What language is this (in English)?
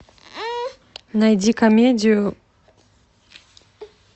Russian